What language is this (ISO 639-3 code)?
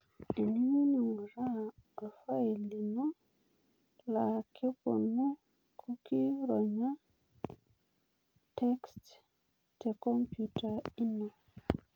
mas